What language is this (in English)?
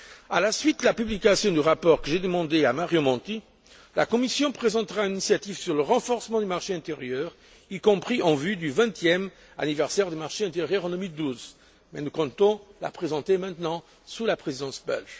French